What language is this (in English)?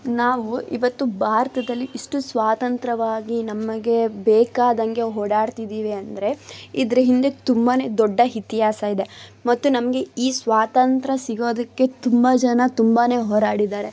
Kannada